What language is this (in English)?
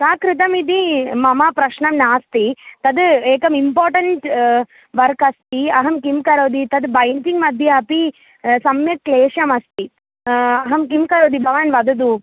Sanskrit